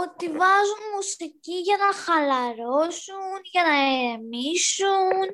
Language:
Greek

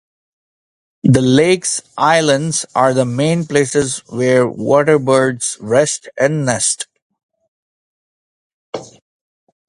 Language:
English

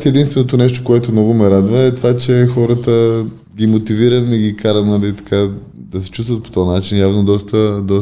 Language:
Bulgarian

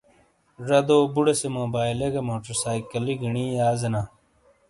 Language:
Shina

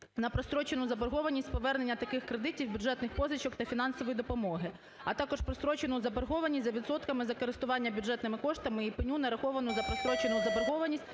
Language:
Ukrainian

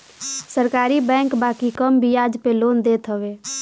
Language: Bhojpuri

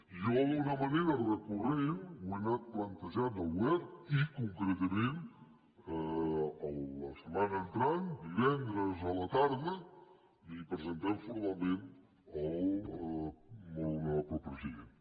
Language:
Catalan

